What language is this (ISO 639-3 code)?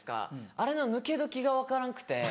jpn